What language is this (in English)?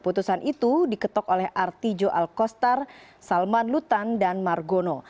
Indonesian